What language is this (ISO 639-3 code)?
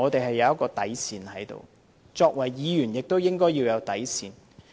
yue